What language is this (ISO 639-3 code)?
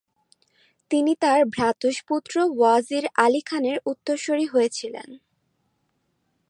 ben